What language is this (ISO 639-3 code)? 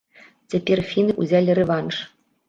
bel